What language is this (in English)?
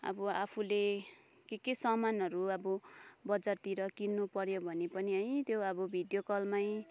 Nepali